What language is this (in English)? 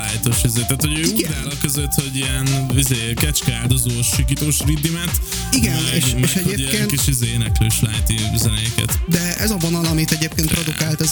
Hungarian